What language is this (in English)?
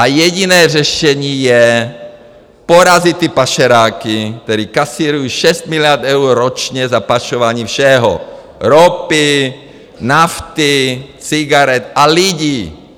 Czech